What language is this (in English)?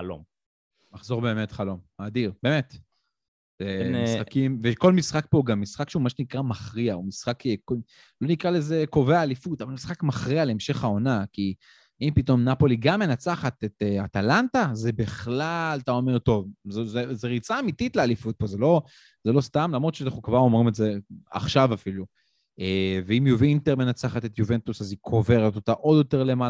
Hebrew